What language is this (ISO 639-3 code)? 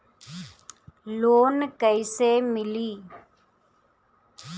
bho